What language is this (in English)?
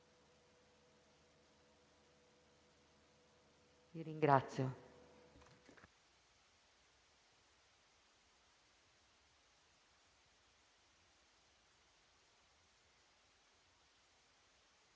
Italian